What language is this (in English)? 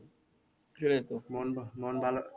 Bangla